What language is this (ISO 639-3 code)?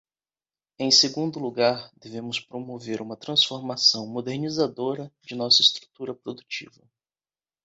por